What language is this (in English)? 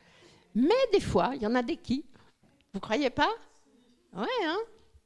French